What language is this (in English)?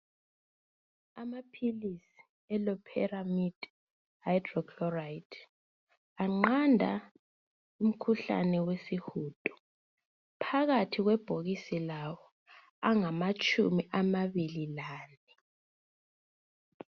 North Ndebele